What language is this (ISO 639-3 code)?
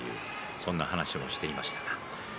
jpn